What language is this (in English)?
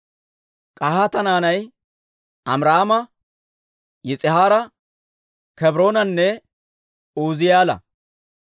Dawro